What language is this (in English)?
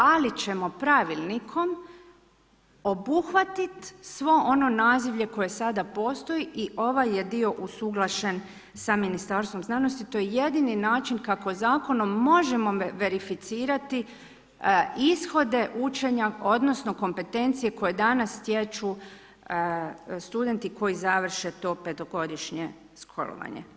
Croatian